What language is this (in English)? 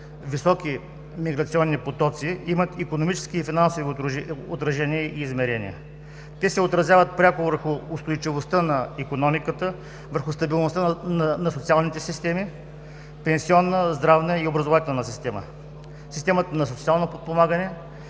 Bulgarian